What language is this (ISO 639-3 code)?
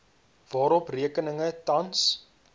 afr